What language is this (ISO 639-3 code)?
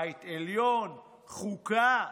heb